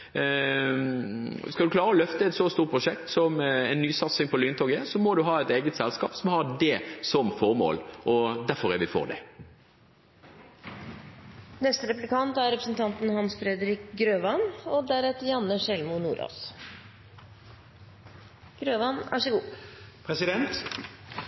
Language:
Norwegian Bokmål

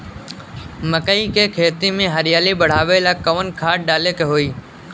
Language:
Bhojpuri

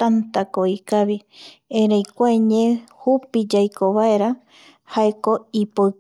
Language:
Eastern Bolivian Guaraní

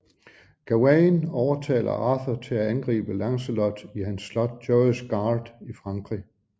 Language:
Danish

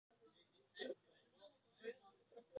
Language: Japanese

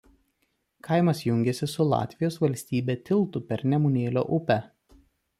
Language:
Lithuanian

